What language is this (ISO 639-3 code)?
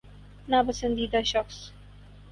urd